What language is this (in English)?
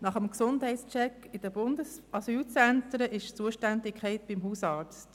Swiss German